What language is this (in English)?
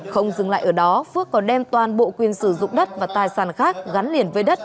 Vietnamese